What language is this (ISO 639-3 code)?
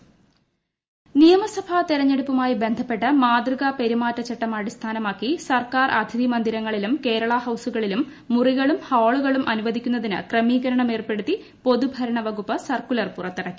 mal